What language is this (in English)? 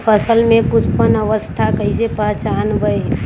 Magahi